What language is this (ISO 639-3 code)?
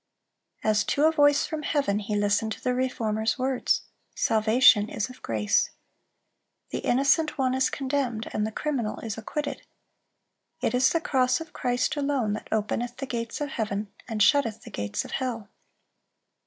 eng